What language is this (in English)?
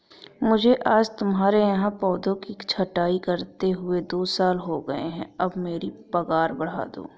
Hindi